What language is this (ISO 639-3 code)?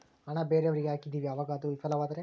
kan